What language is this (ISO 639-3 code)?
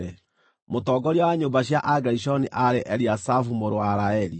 kik